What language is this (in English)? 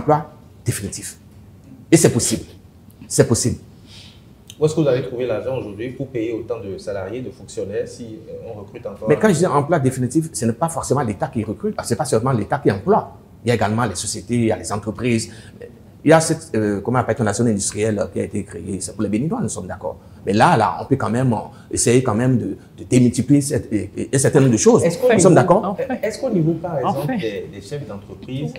French